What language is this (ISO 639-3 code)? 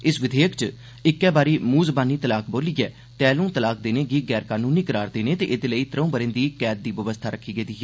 doi